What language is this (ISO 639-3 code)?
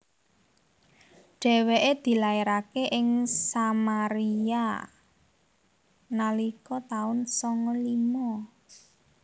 jav